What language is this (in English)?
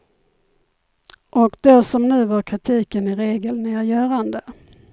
Swedish